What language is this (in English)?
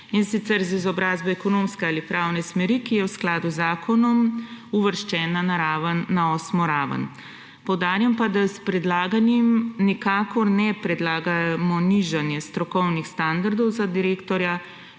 Slovenian